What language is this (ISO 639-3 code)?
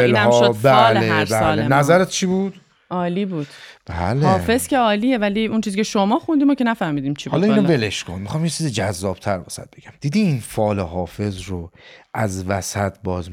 fas